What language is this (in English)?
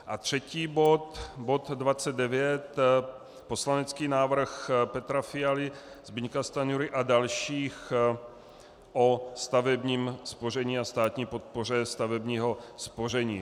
Czech